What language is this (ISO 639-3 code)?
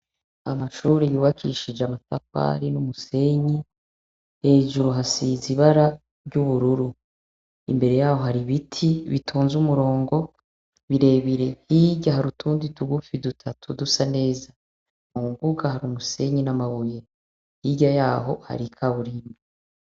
run